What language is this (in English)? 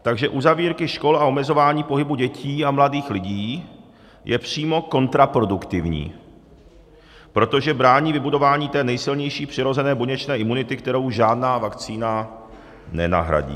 Czech